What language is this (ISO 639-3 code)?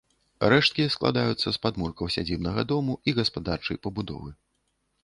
bel